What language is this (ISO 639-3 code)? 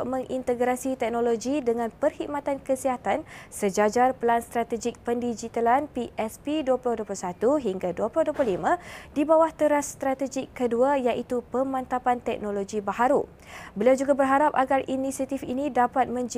msa